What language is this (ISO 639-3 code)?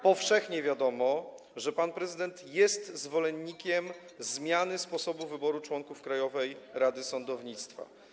pol